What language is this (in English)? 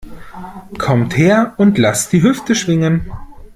German